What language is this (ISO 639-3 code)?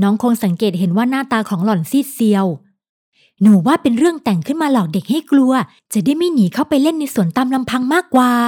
tha